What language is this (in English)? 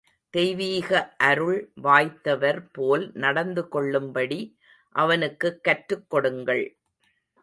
Tamil